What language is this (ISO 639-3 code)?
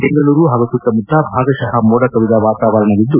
kan